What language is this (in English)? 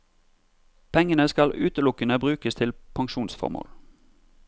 Norwegian